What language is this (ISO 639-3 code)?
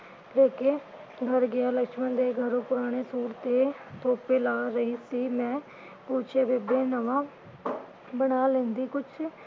pan